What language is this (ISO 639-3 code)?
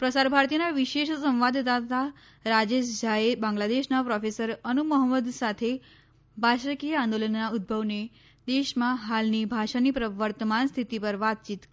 guj